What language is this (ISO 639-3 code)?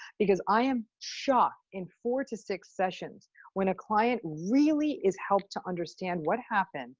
eng